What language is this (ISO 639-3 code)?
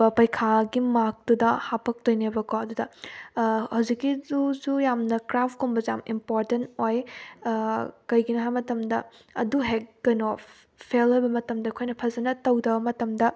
mni